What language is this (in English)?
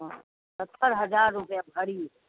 Maithili